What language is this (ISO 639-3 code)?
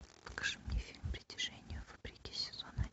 rus